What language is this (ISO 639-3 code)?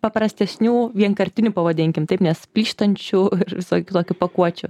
lit